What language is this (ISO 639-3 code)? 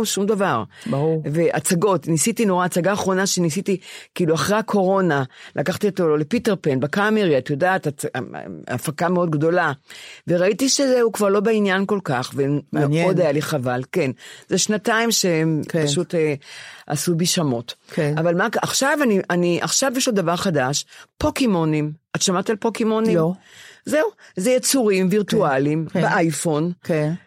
heb